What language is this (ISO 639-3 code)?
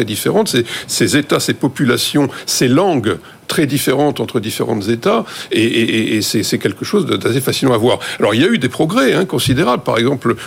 fra